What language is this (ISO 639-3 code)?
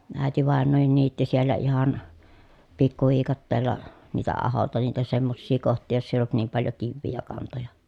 fin